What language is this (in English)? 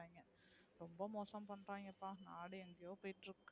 Tamil